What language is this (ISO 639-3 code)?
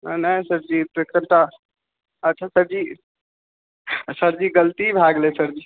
mai